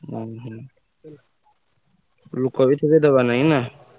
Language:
Odia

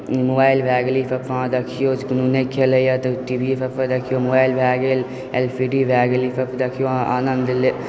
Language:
Maithili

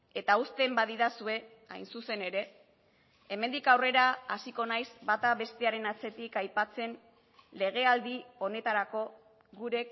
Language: Basque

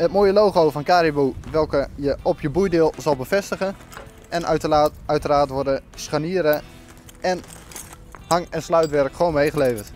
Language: Dutch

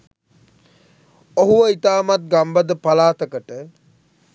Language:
Sinhala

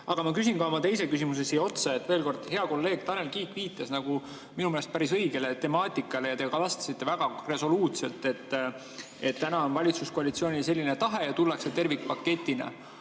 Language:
Estonian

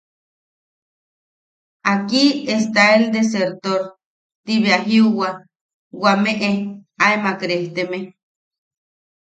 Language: Yaqui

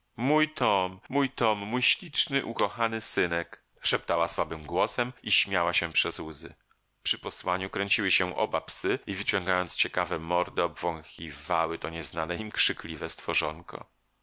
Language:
Polish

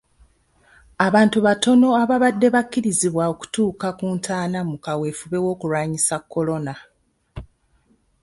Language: Ganda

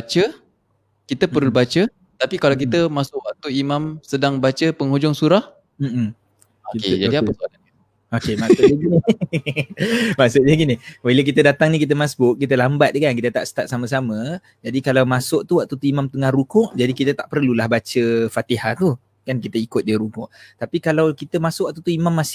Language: Malay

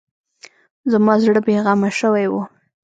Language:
Pashto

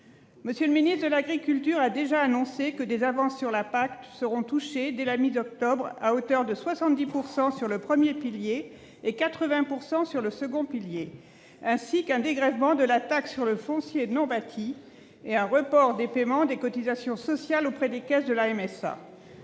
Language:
French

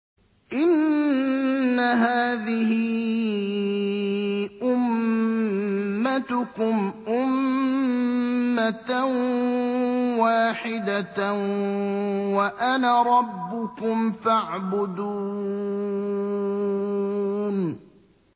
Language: Arabic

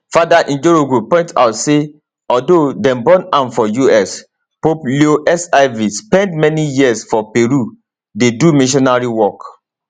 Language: Nigerian Pidgin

